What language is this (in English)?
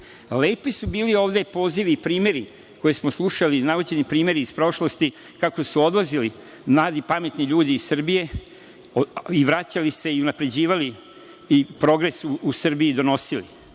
Serbian